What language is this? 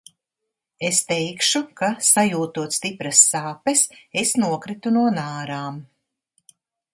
Latvian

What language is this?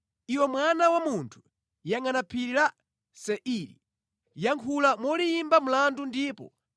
Nyanja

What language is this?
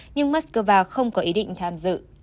Vietnamese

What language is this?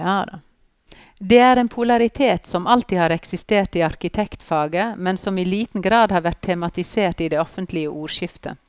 Norwegian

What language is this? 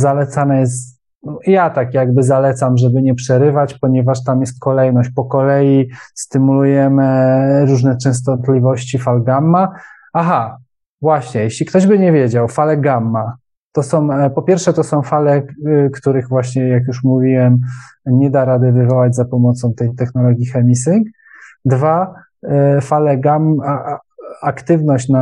Polish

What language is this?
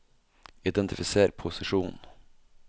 Norwegian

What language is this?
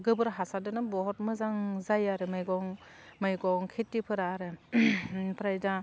Bodo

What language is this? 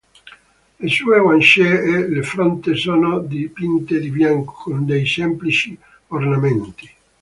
Italian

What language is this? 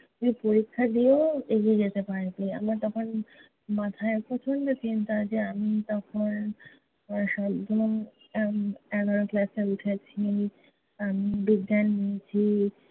Bangla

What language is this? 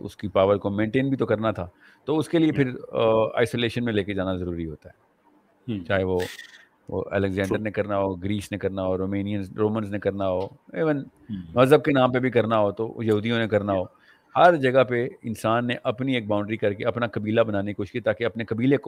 Urdu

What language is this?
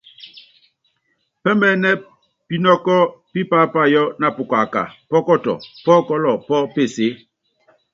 Yangben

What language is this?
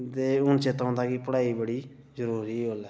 Dogri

